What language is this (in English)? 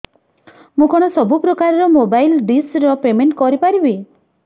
Odia